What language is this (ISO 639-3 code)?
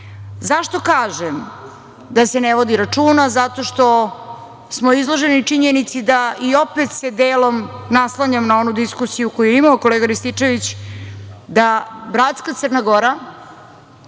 srp